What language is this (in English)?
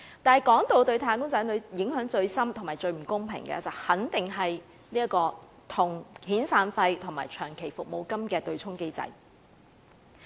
Cantonese